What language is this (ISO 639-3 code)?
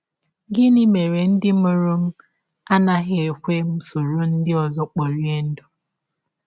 ibo